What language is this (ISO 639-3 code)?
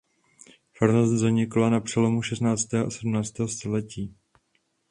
ces